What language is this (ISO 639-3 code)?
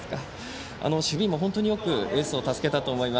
jpn